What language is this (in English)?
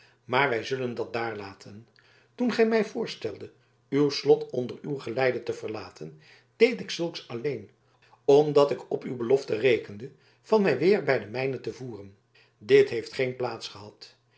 Dutch